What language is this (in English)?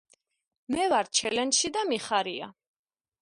Georgian